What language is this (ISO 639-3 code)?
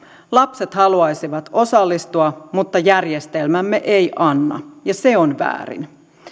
fin